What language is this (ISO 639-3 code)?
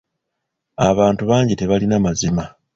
lug